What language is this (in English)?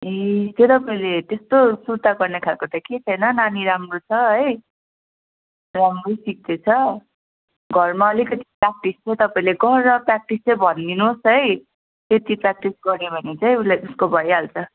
Nepali